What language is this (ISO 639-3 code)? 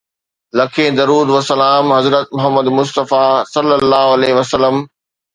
snd